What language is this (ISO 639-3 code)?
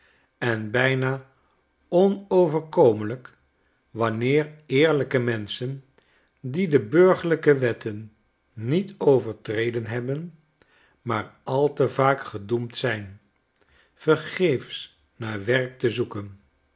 nld